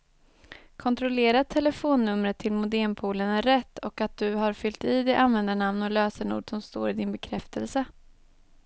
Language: Swedish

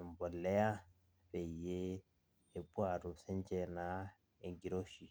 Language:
Masai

